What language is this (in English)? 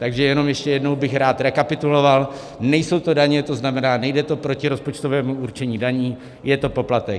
Czech